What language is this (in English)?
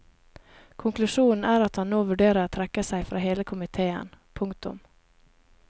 Norwegian